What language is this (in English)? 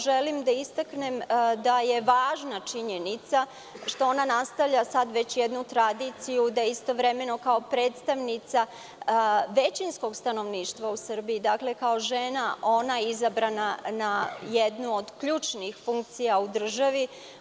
Serbian